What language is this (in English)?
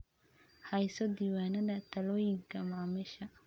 Somali